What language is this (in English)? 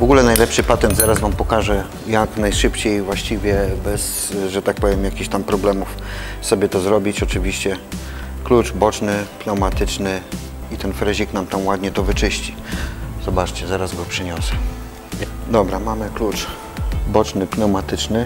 Polish